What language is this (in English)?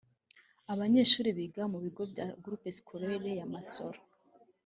Kinyarwanda